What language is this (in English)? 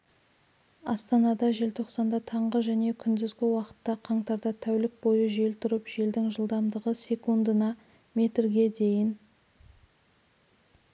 Kazakh